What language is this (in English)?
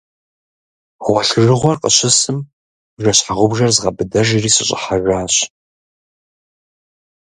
Kabardian